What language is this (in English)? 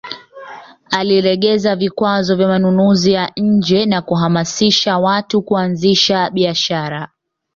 Swahili